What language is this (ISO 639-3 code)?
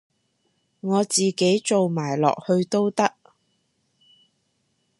yue